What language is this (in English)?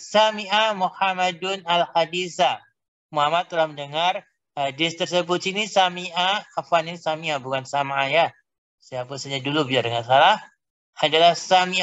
Indonesian